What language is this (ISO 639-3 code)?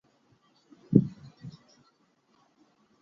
urd